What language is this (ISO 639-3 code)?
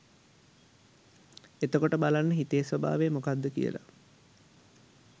sin